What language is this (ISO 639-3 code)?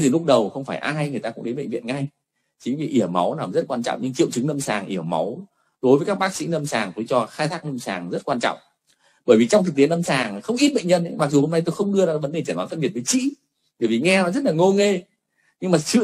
vie